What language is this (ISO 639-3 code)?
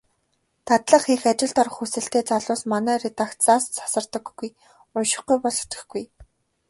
mon